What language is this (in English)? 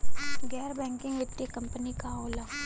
Bhojpuri